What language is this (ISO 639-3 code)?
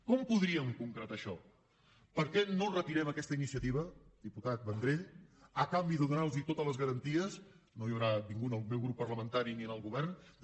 cat